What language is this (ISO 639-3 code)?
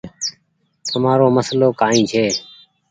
gig